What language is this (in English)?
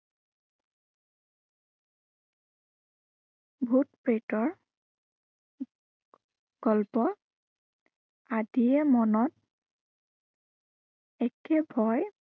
Assamese